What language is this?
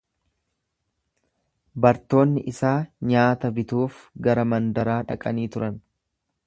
Oromo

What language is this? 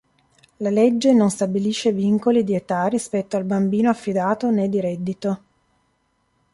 Italian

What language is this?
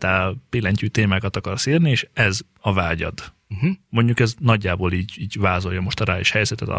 Hungarian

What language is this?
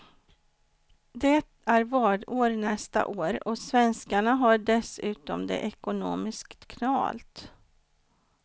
Swedish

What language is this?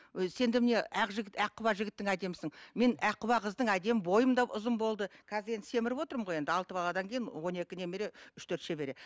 Kazakh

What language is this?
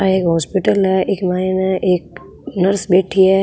Rajasthani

